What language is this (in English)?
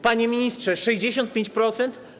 Polish